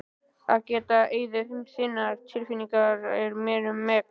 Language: Icelandic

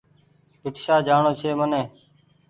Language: Goaria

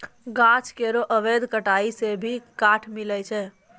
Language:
Maithili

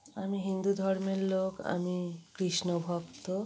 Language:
Bangla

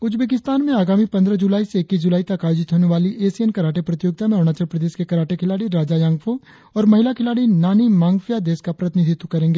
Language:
Hindi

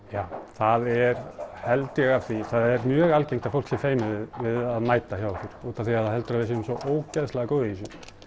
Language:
Icelandic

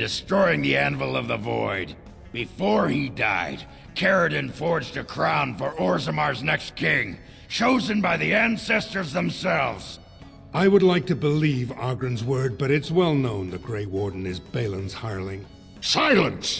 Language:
Italian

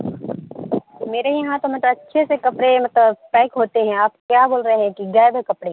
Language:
Urdu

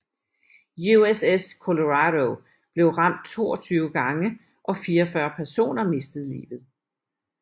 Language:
Danish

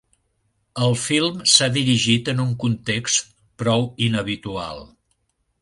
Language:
Catalan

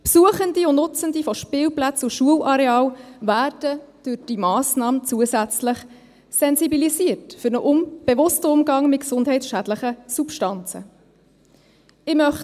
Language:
Swiss German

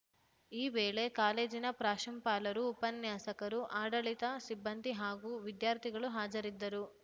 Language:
Kannada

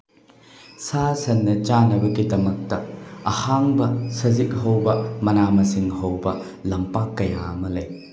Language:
Manipuri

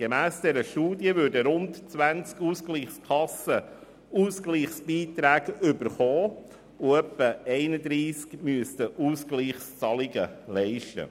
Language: Swiss German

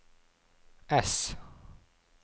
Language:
Norwegian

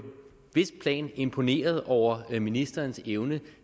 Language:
Danish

